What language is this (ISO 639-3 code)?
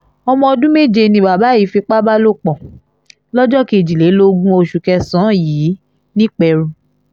yor